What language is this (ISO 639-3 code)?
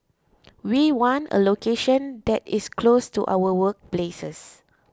eng